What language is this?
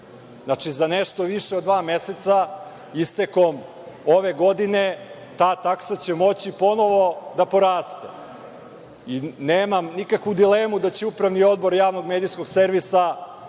Serbian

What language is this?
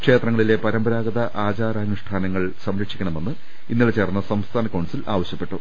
Malayalam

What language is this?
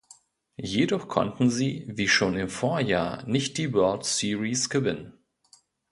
German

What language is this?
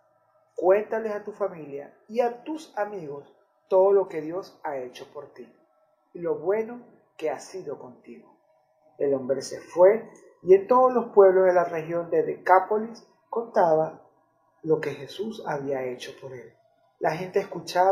Spanish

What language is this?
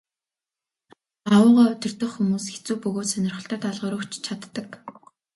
Mongolian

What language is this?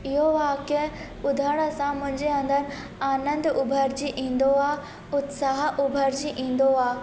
Sindhi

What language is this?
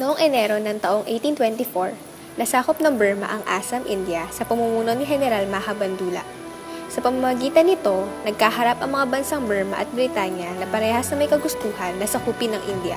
Filipino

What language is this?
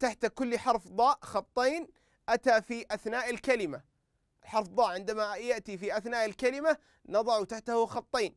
Arabic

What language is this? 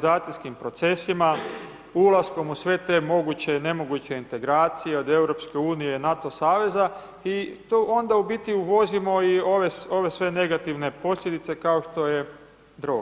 Croatian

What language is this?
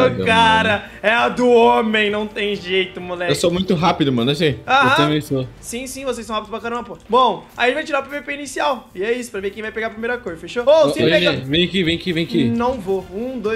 Portuguese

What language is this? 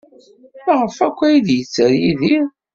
Kabyle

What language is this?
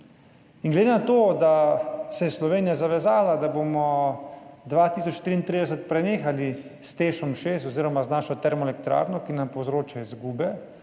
Slovenian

